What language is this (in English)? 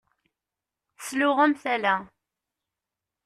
Kabyle